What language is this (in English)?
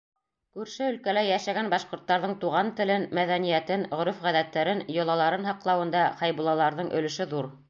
Bashkir